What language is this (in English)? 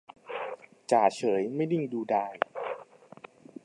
Thai